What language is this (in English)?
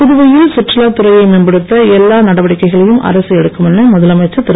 Tamil